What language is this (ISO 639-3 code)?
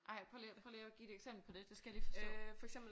dan